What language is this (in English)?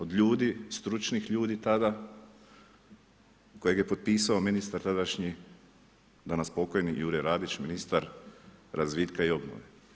Croatian